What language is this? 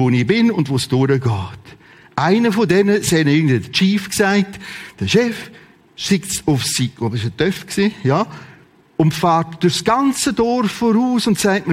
German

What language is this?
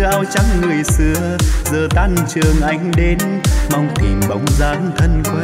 Vietnamese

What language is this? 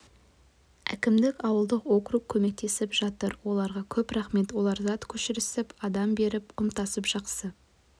Kazakh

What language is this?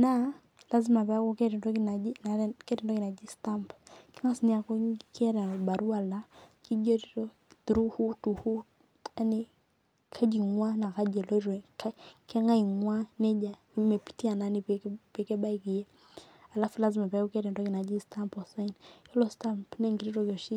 Masai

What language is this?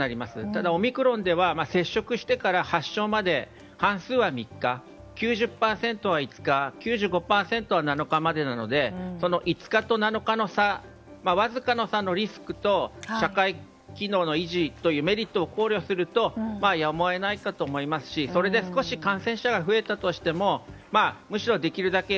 Japanese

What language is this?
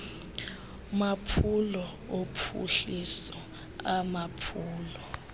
Xhosa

